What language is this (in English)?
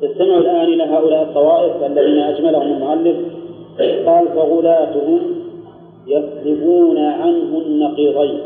Arabic